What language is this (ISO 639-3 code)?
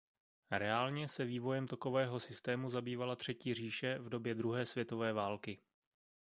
ces